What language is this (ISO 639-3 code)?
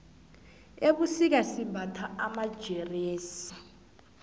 nbl